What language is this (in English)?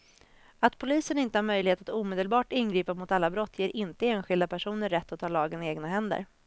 Swedish